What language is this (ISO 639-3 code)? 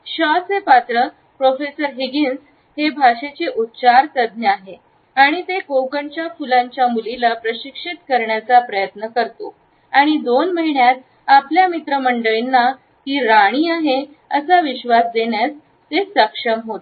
mar